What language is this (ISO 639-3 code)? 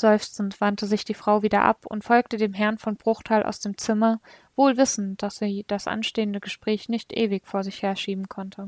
deu